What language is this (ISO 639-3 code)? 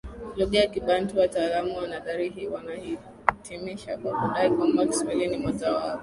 swa